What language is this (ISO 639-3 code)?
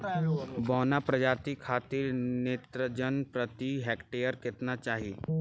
bho